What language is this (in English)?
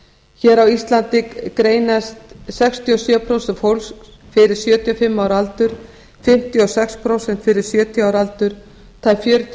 Icelandic